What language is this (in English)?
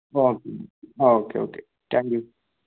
Malayalam